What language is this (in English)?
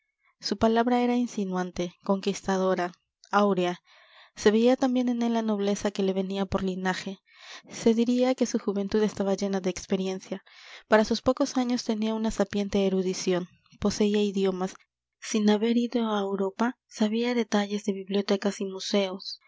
Spanish